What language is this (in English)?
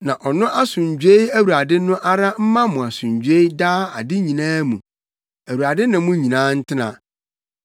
Akan